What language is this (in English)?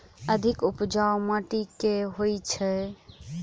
Maithili